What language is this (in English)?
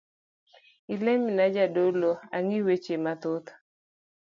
Luo (Kenya and Tanzania)